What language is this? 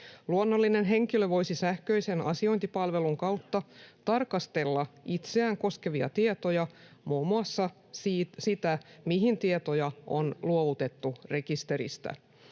Finnish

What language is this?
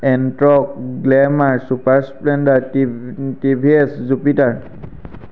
Assamese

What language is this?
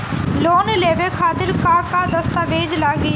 Bhojpuri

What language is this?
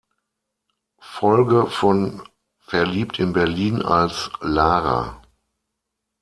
German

